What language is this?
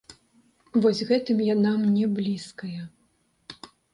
Belarusian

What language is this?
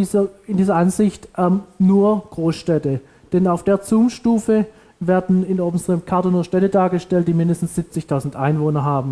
German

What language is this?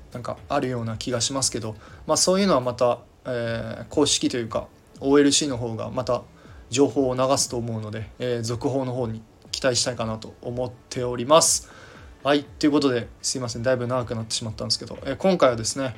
Japanese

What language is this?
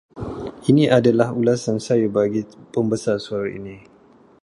Malay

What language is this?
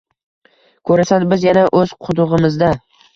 Uzbek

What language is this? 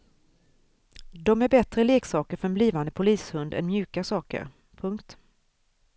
Swedish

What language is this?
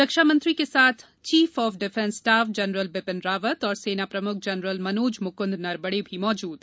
Hindi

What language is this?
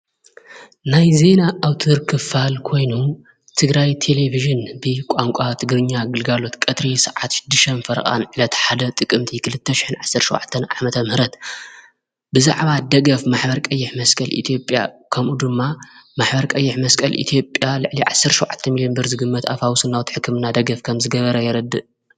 Tigrinya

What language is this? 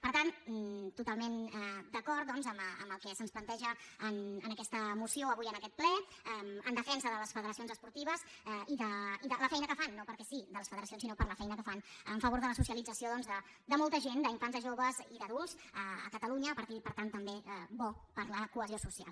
Catalan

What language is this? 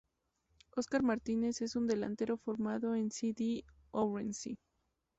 Spanish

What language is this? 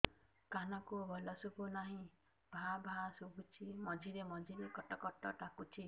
Odia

